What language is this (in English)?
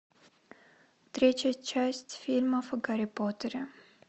Russian